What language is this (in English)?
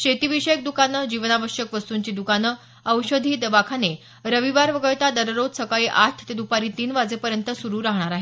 Marathi